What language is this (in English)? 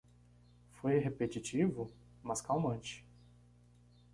Portuguese